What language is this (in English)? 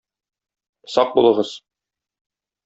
Tatar